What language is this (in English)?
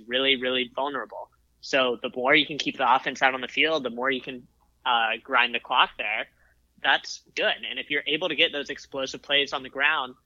English